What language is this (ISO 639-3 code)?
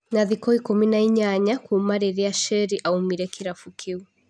kik